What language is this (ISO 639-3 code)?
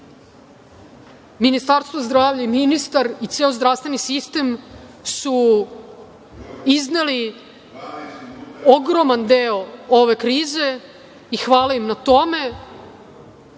srp